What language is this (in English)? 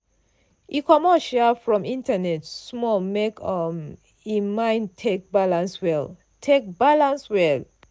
Nigerian Pidgin